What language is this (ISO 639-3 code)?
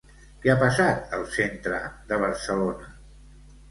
cat